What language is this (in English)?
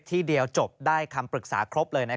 Thai